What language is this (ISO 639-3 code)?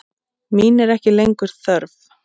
isl